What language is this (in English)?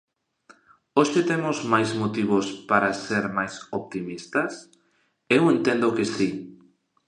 Galician